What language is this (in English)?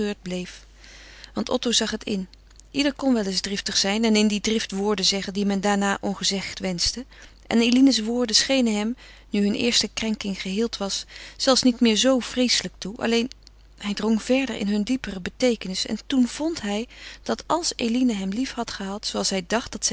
Dutch